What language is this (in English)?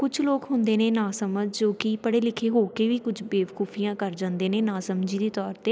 Punjabi